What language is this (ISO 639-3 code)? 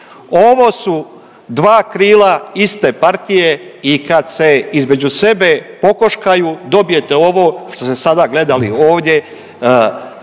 hrv